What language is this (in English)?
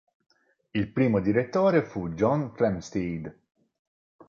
Italian